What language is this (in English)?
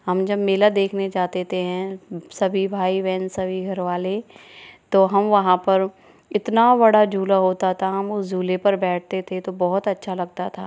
Hindi